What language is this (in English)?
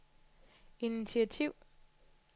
Danish